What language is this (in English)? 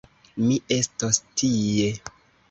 Esperanto